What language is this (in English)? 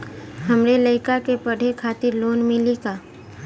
Bhojpuri